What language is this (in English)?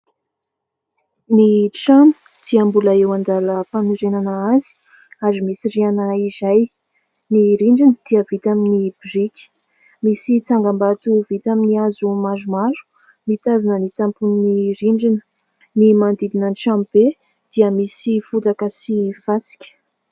Malagasy